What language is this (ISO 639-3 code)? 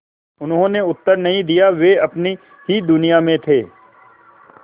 hin